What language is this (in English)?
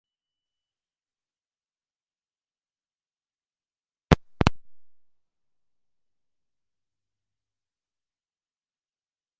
Bangla